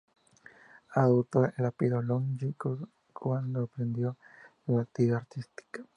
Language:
Spanish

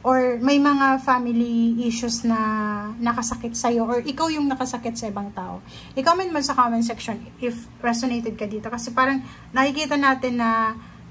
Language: Filipino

